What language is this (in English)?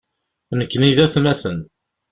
Kabyle